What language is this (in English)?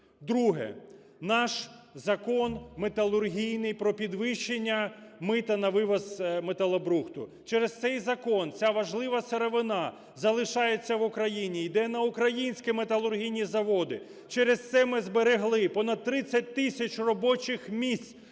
Ukrainian